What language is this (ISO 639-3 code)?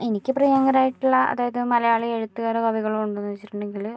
mal